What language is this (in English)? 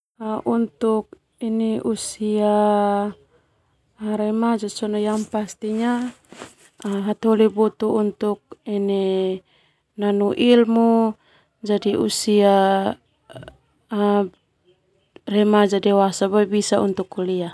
Termanu